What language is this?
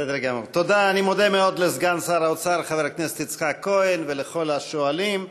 Hebrew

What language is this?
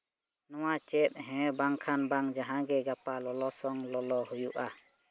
Santali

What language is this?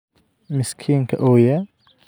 Somali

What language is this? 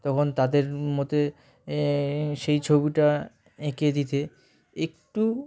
Bangla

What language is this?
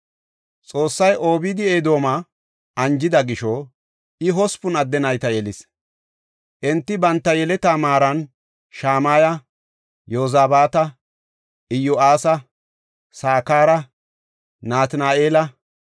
Gofa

